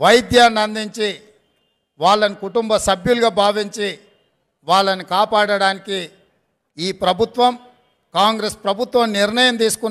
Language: Hindi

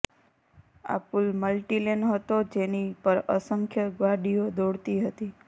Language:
Gujarati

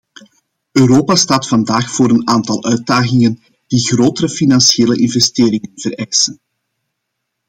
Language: Dutch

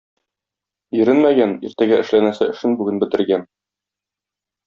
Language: Tatar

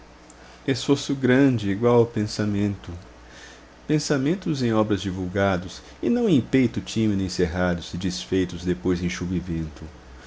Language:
Portuguese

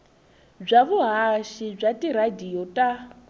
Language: Tsonga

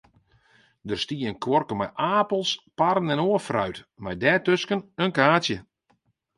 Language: Western Frisian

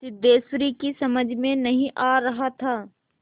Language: Hindi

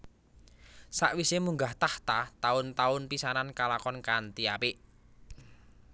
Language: Javanese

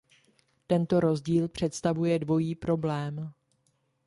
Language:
Czech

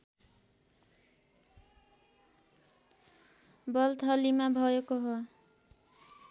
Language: Nepali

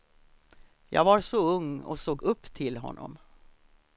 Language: Swedish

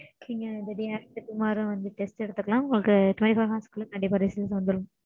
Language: Tamil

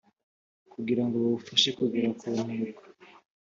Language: Kinyarwanda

